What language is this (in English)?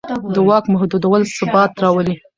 Pashto